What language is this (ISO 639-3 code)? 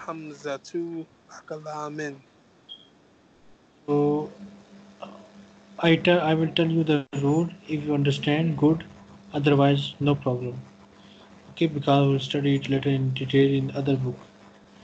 eng